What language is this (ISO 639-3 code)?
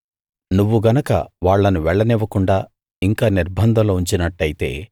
tel